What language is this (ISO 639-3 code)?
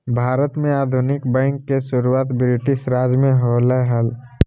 mag